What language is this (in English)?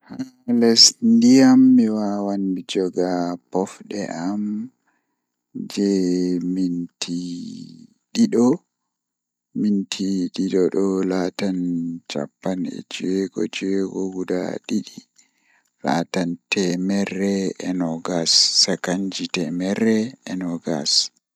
Fula